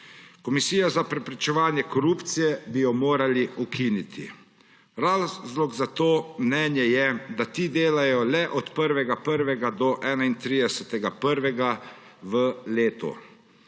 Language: Slovenian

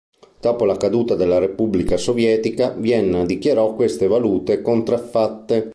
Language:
Italian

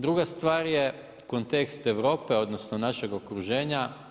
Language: Croatian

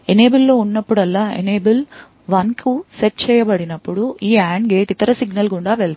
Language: Telugu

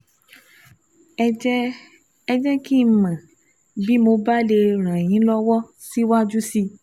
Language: Yoruba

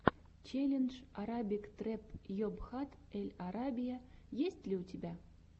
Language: Russian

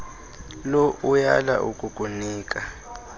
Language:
Xhosa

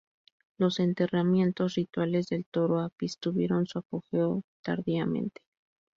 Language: Spanish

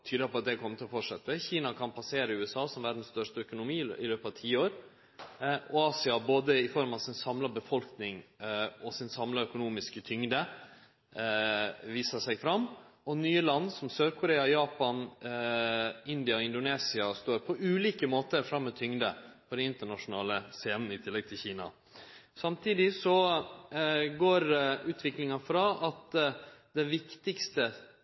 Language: Norwegian Nynorsk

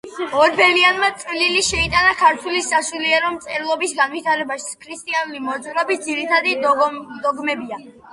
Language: Georgian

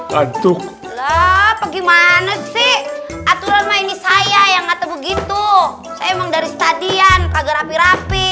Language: Indonesian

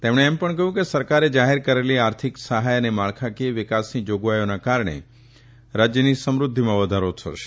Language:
Gujarati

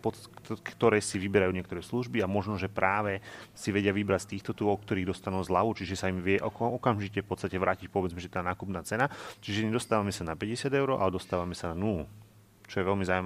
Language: Slovak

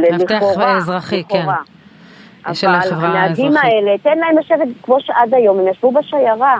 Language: Hebrew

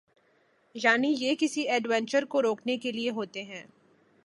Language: Urdu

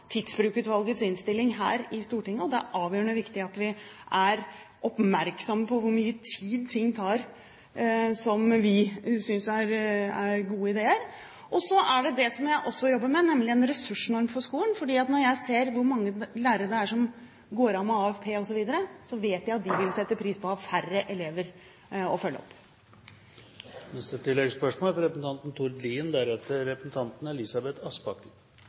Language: Norwegian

